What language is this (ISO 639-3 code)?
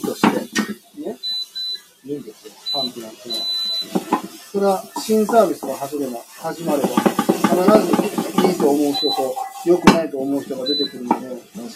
jpn